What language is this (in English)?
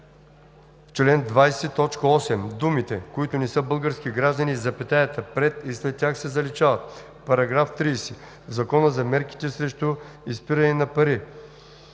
Bulgarian